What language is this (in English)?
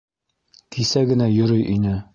Bashkir